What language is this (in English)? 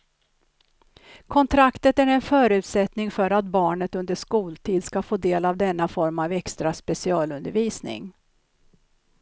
Swedish